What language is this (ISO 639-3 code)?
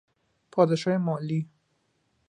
fas